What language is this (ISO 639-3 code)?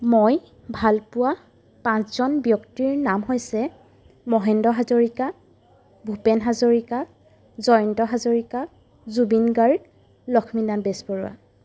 asm